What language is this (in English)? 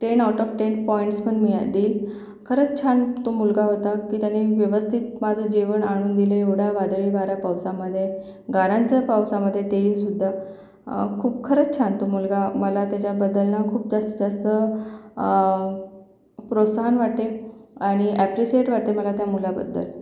Marathi